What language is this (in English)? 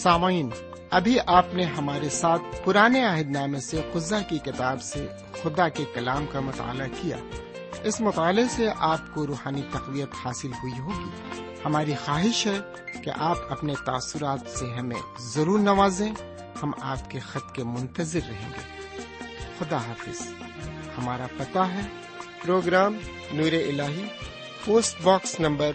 Urdu